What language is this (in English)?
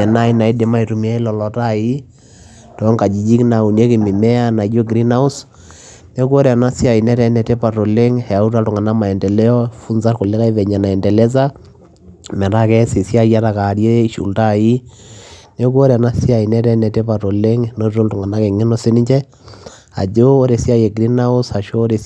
Masai